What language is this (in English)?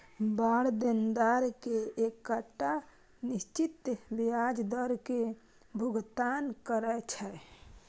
Maithili